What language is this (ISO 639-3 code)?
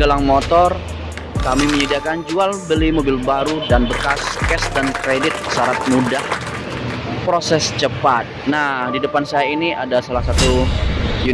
ind